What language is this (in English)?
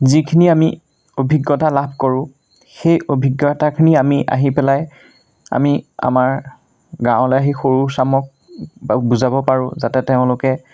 Assamese